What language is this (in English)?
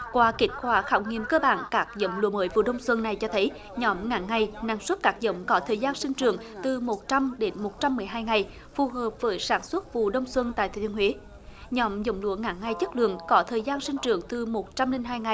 Vietnamese